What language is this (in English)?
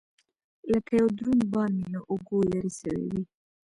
Pashto